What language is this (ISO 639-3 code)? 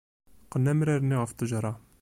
kab